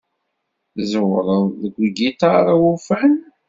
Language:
Kabyle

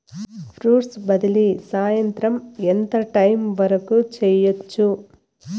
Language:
Telugu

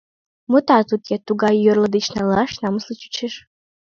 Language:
Mari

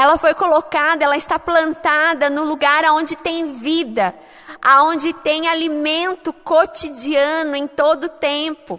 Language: Portuguese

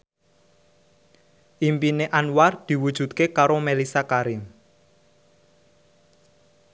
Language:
Javanese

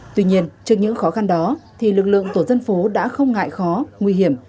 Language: Vietnamese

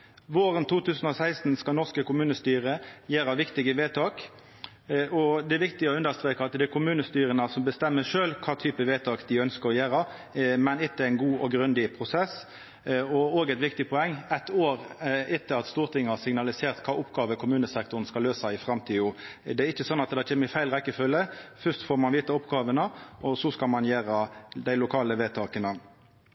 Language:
Norwegian Nynorsk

